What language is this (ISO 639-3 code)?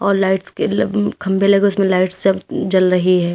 hin